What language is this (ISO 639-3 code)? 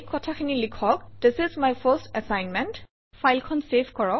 asm